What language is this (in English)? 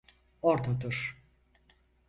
Turkish